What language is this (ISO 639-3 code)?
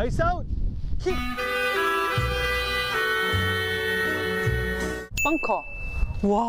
kor